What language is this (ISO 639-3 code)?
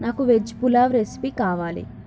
tel